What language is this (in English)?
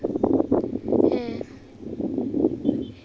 Santali